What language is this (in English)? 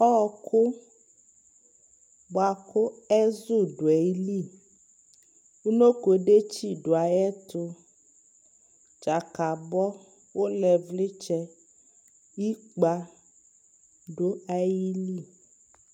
Ikposo